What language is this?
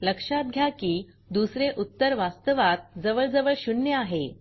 Marathi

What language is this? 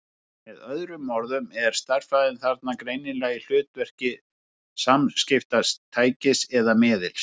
Icelandic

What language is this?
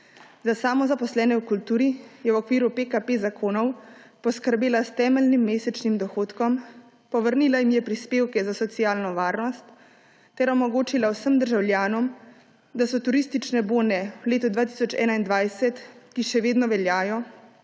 Slovenian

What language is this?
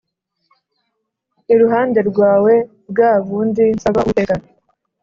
Kinyarwanda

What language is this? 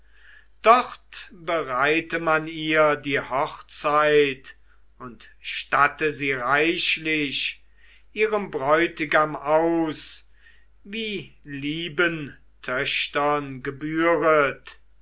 German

